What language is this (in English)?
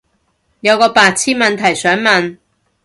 Cantonese